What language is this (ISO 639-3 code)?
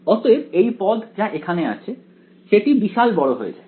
ben